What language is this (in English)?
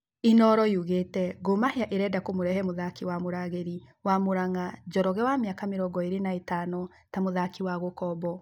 Kikuyu